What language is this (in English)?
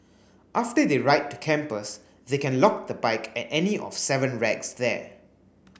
English